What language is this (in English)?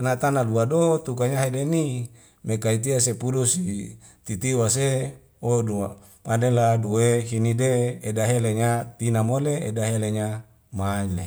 Wemale